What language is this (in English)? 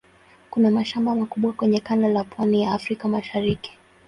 Swahili